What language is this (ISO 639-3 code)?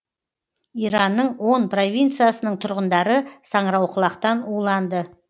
kaz